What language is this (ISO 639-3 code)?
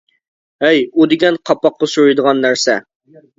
uig